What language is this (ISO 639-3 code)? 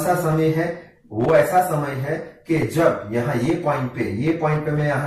hin